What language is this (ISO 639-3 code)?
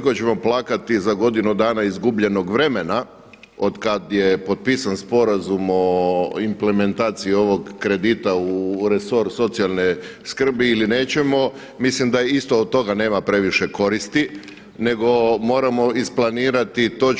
hrv